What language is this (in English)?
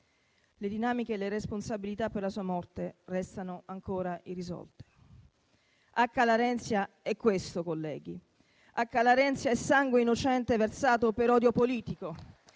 Italian